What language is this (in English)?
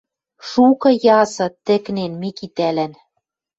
Western Mari